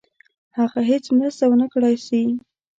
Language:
Pashto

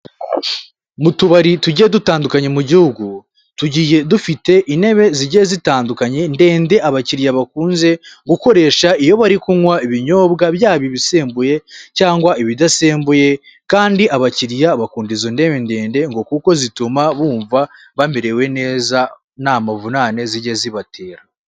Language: Kinyarwanda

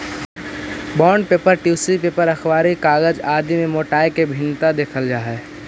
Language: Magahi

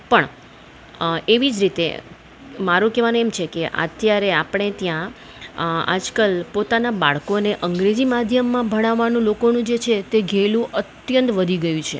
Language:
Gujarati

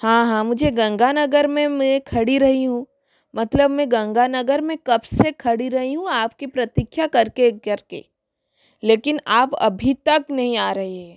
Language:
Hindi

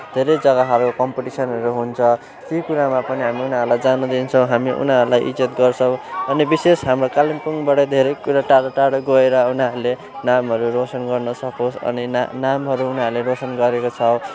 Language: Nepali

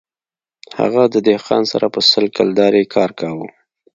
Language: Pashto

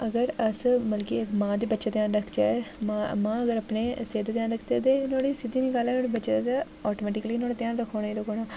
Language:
Dogri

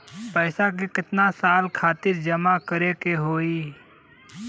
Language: Bhojpuri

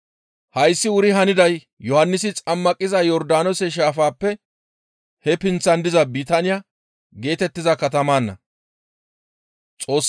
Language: Gamo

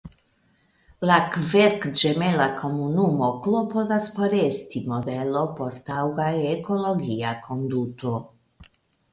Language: Esperanto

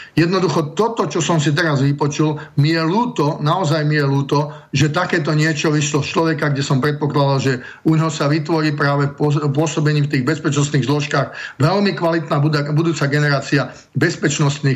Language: Slovak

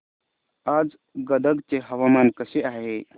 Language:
Marathi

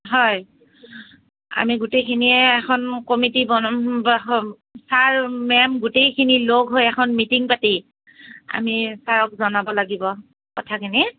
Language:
Assamese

